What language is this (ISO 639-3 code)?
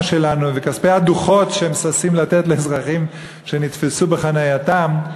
heb